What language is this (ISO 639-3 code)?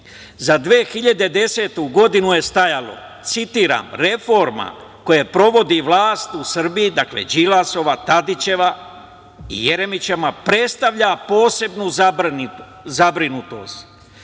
srp